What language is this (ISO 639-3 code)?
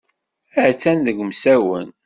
kab